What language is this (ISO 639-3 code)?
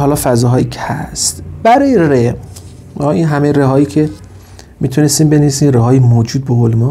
fas